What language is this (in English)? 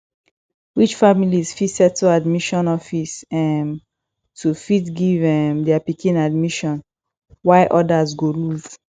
Nigerian Pidgin